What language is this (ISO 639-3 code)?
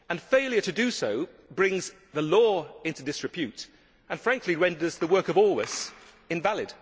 eng